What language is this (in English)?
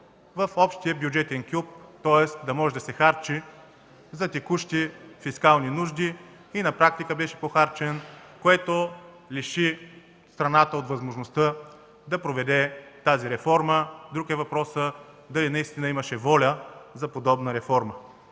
Bulgarian